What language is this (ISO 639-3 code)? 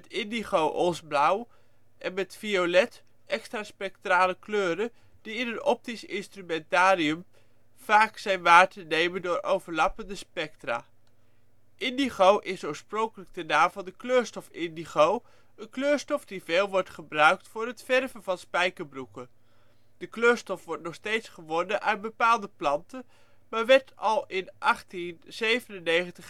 nld